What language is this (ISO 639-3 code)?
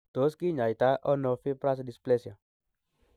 kln